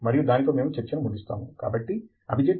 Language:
Telugu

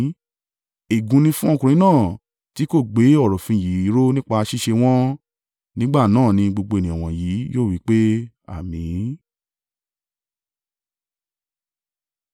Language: Yoruba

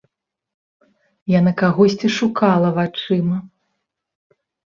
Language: Belarusian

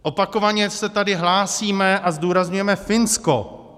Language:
Czech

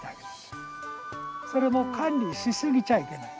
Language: Japanese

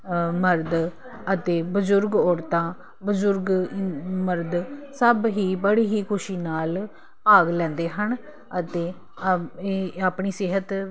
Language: Punjabi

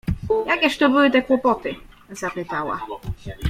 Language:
Polish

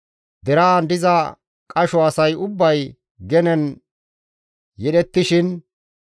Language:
Gamo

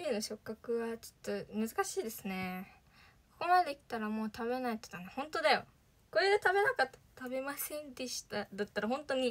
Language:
Japanese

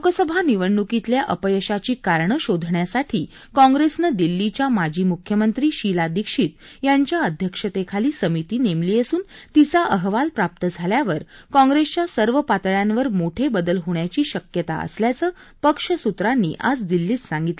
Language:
Marathi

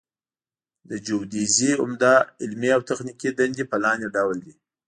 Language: Pashto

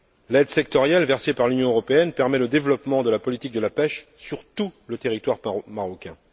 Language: French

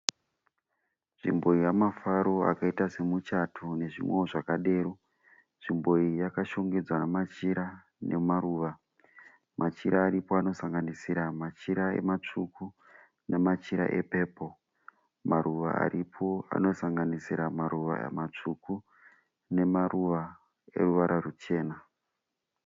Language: Shona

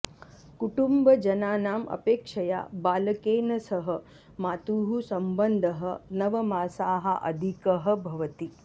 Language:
Sanskrit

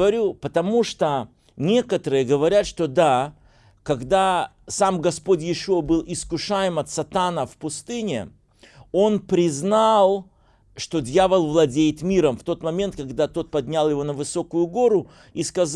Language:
Russian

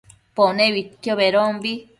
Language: Matsés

